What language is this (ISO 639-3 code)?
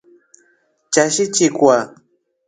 rof